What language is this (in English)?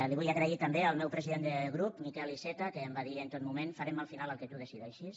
Catalan